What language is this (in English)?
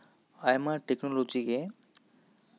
Santali